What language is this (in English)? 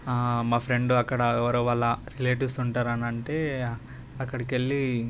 Telugu